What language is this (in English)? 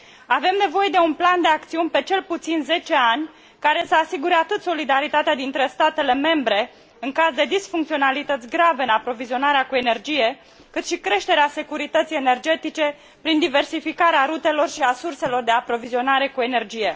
Romanian